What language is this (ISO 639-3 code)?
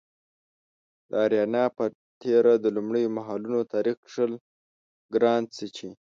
pus